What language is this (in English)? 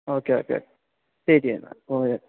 Malayalam